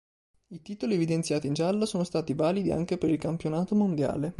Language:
Italian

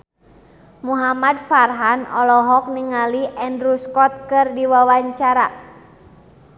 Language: Sundanese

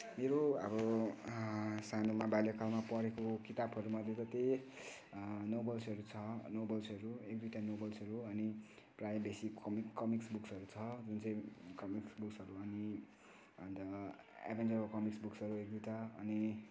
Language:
Nepali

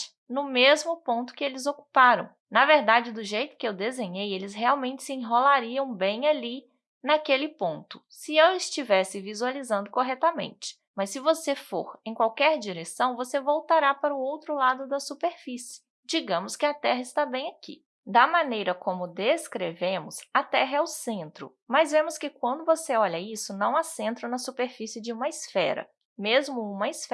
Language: Portuguese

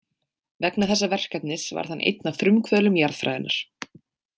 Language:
Icelandic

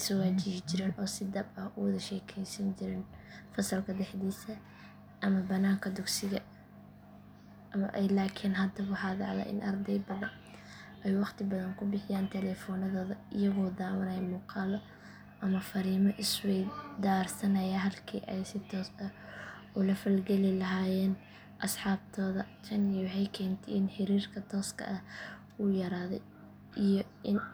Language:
Somali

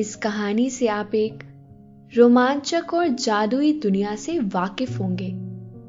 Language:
Hindi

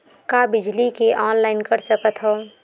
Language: Chhattisgarhi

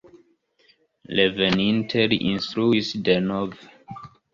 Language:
Esperanto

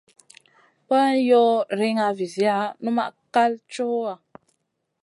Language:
Masana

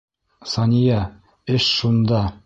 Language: Bashkir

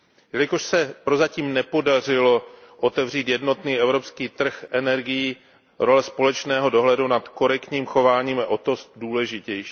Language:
Czech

